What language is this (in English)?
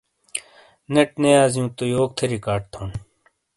Shina